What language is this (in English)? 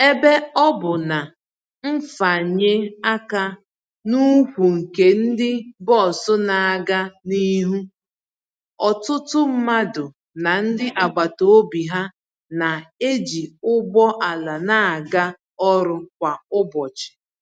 Igbo